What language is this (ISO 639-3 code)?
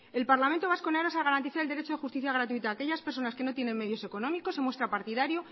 spa